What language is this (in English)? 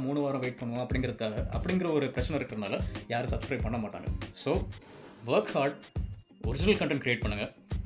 Tamil